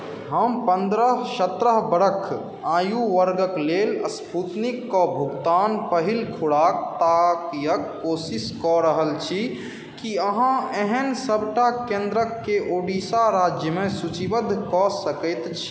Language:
Maithili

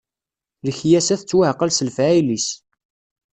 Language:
Kabyle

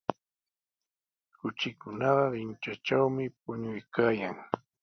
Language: Sihuas Ancash Quechua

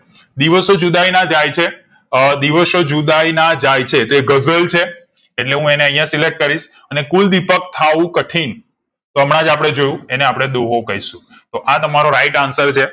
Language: Gujarati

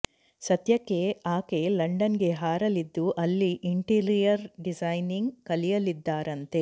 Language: Kannada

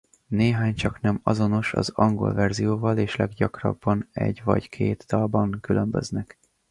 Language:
Hungarian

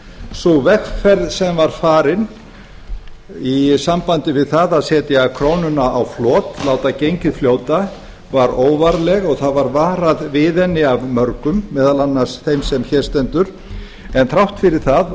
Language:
Icelandic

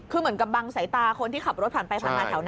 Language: Thai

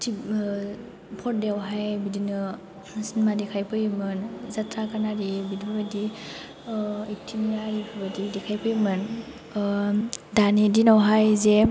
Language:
Bodo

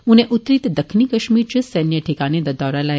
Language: Dogri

